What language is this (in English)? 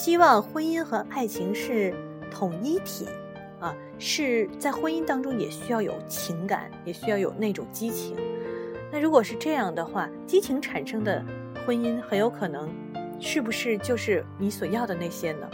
Chinese